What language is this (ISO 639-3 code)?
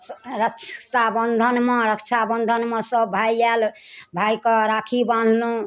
mai